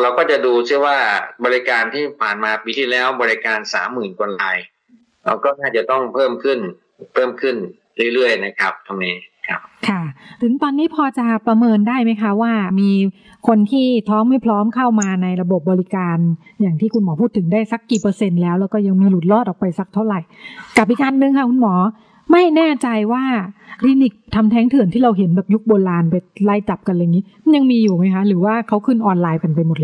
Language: Thai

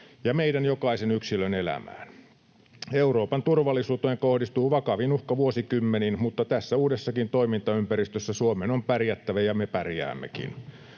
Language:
Finnish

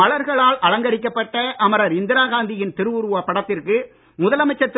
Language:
Tamil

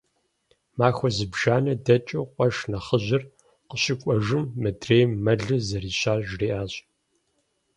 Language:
Kabardian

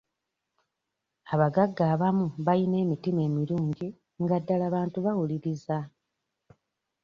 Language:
Ganda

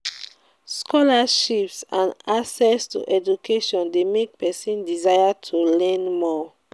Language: Nigerian Pidgin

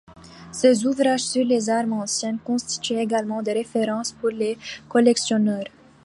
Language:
French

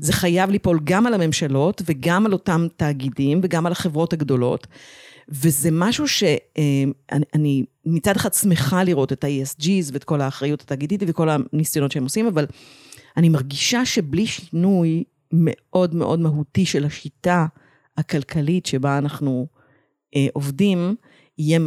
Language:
Hebrew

